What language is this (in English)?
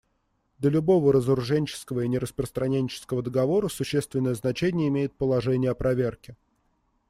Russian